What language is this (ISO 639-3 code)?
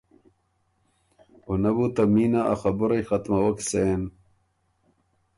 oru